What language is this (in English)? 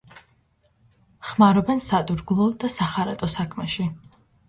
Georgian